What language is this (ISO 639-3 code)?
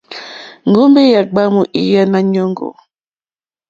bri